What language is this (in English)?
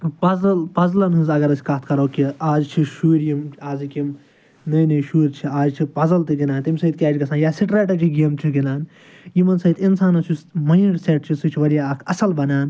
Kashmiri